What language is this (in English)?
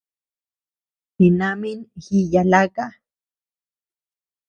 Tepeuxila Cuicatec